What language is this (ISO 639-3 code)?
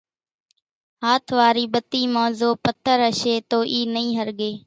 gjk